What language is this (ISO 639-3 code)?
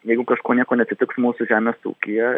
lit